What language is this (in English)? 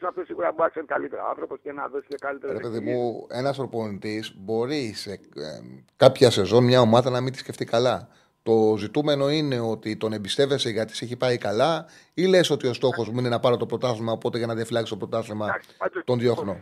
Greek